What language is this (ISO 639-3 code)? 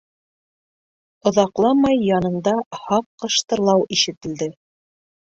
bak